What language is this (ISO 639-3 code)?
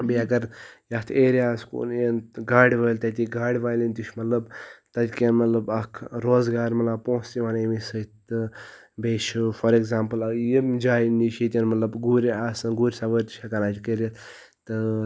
kas